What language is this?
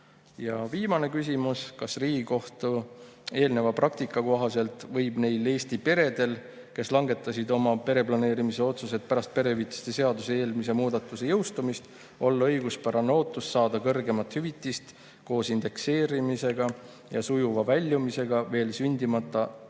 Estonian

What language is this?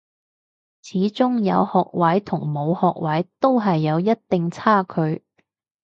Cantonese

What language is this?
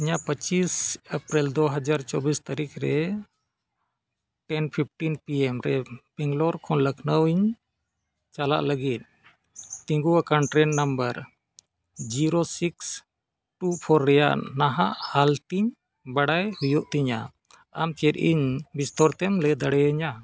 Santali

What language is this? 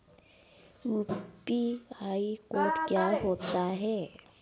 Hindi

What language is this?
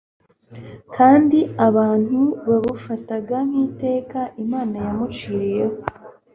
Kinyarwanda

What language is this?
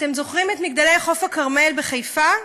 Hebrew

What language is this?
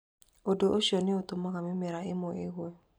Kikuyu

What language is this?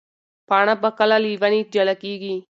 Pashto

